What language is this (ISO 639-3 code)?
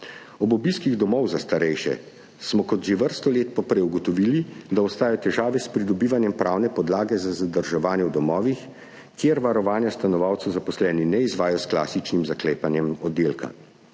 slv